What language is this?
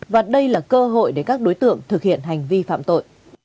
Vietnamese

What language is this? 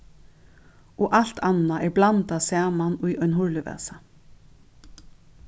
Faroese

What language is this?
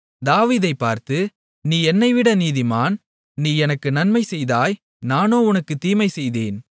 Tamil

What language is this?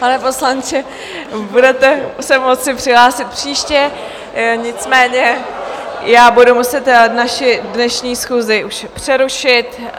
Czech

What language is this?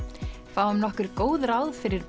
Icelandic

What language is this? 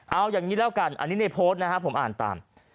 Thai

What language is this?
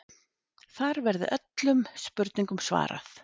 Icelandic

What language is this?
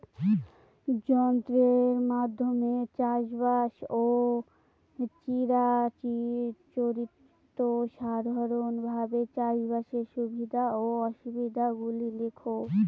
Bangla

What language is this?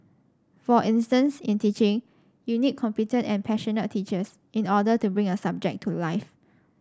English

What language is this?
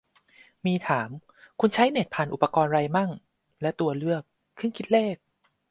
Thai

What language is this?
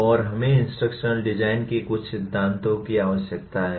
Hindi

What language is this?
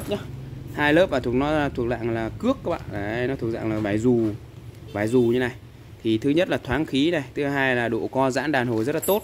Vietnamese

